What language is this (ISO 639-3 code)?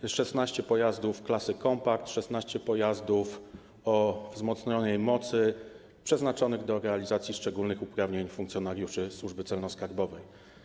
pol